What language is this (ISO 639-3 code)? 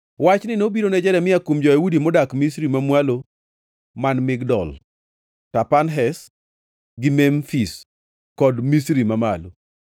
luo